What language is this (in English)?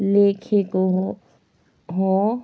Nepali